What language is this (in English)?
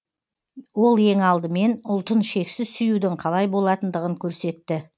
Kazakh